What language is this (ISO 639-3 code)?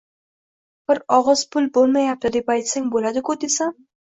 uzb